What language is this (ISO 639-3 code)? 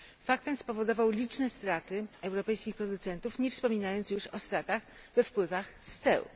pol